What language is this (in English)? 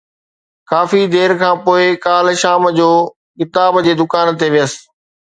Sindhi